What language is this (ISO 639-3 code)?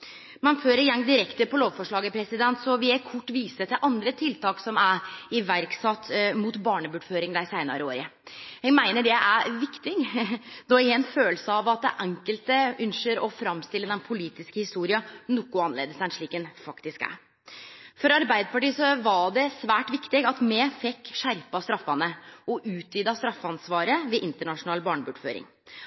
nno